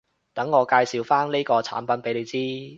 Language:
Cantonese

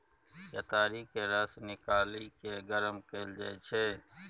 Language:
Maithili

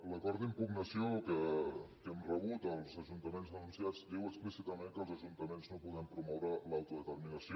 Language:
Catalan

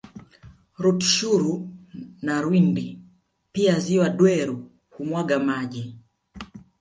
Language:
Swahili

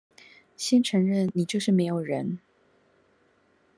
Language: Chinese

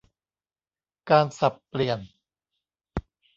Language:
Thai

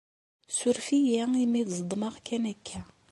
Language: Kabyle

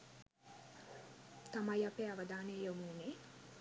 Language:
Sinhala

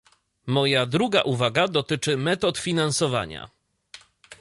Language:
Polish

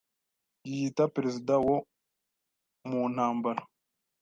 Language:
Kinyarwanda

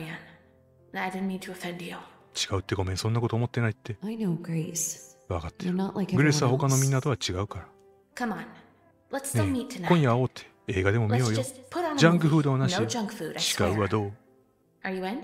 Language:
Japanese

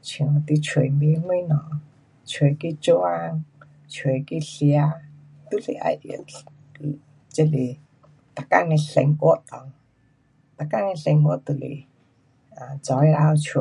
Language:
Pu-Xian Chinese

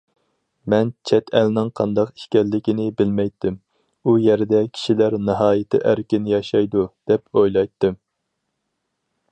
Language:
Uyghur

